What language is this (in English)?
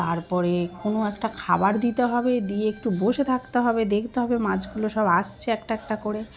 Bangla